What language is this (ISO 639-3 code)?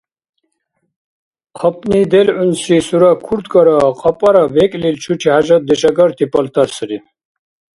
dar